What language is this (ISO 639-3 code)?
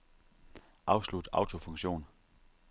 dan